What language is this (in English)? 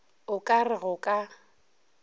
Northern Sotho